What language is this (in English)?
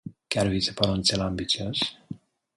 Romanian